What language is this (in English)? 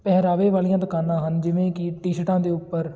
Punjabi